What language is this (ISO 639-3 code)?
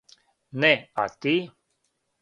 srp